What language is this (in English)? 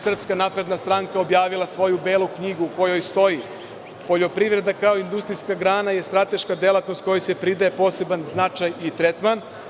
Serbian